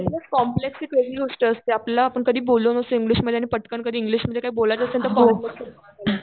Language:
Marathi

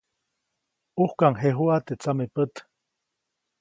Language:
Copainalá Zoque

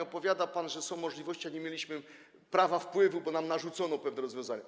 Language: Polish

